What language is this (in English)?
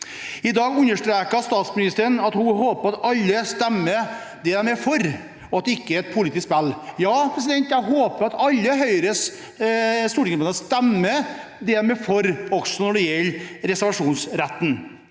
Norwegian